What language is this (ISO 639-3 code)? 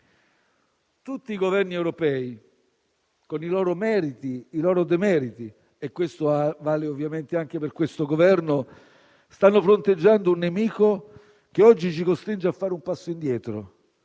ita